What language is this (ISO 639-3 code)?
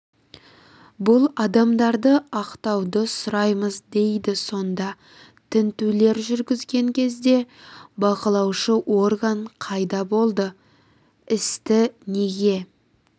kaz